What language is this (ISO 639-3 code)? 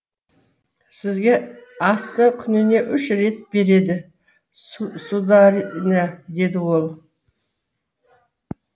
kaz